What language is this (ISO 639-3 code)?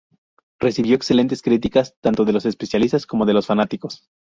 spa